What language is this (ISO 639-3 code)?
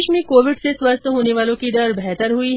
hin